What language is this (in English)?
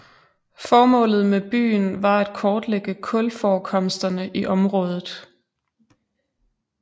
Danish